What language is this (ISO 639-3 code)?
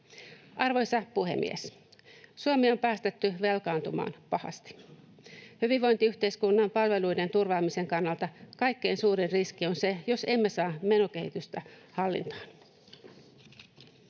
fin